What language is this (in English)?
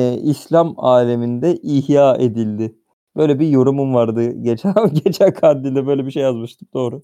Turkish